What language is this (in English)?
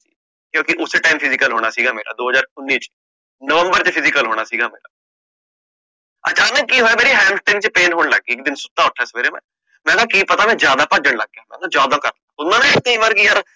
Punjabi